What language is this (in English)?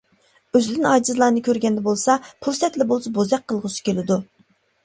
Uyghur